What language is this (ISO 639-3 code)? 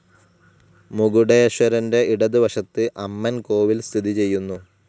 mal